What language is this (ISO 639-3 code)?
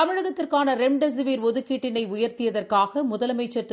tam